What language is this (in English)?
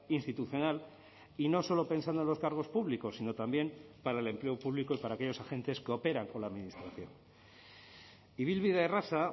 Spanish